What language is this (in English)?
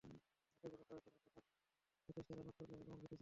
Bangla